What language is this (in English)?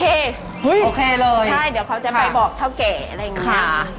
Thai